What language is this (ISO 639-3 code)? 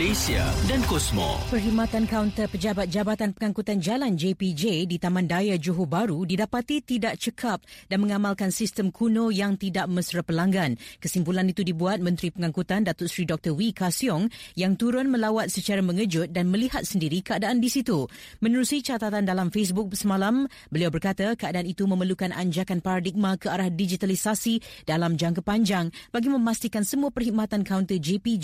msa